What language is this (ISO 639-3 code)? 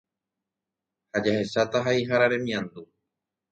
grn